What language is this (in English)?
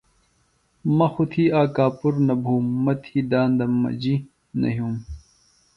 Phalura